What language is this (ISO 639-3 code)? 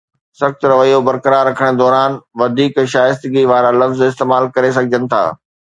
snd